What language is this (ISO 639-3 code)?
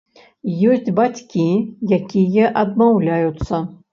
bel